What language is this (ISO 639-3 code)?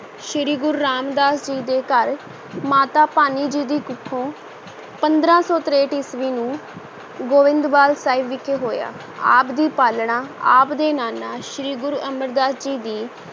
pan